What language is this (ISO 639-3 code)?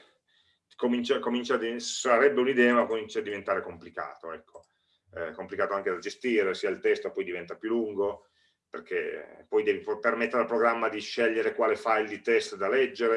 ita